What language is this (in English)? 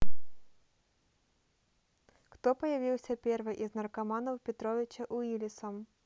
Russian